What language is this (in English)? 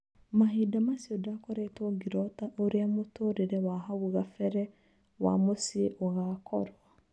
Kikuyu